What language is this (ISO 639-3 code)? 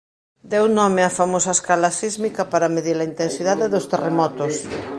glg